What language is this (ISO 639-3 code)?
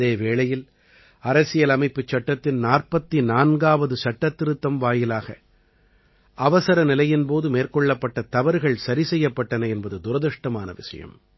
tam